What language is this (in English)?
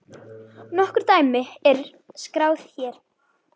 Icelandic